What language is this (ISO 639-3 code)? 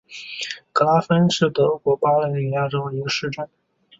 zho